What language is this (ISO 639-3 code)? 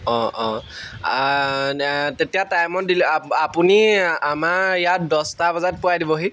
asm